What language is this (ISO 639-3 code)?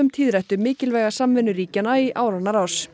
isl